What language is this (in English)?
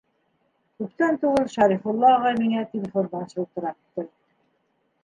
Bashkir